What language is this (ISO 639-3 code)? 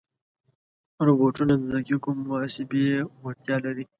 pus